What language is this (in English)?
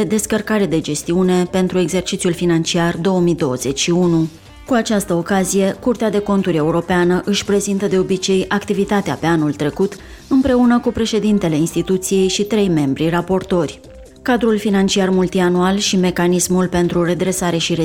Romanian